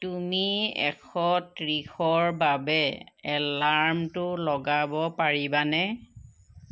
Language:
Assamese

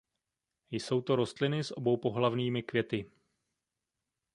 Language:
Czech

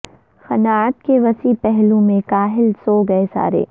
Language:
Urdu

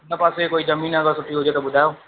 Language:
Sindhi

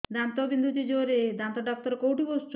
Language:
Odia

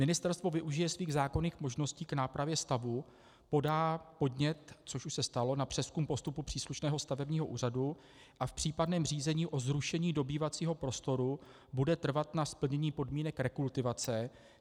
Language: Czech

